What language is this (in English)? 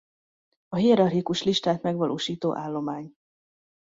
Hungarian